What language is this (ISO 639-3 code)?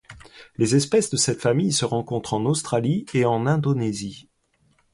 fra